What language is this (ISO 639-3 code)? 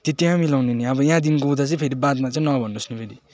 nep